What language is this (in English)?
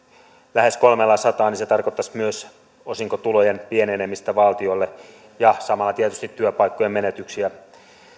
Finnish